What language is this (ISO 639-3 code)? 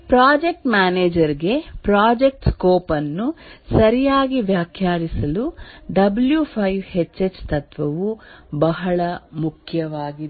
kan